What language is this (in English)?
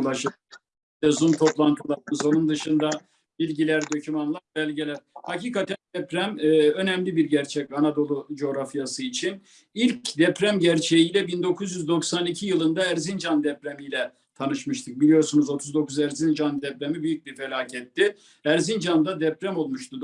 Turkish